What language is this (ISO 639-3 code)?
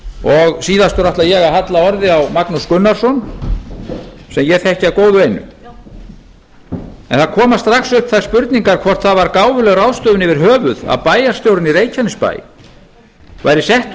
isl